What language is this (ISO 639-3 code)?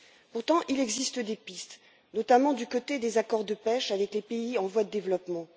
fra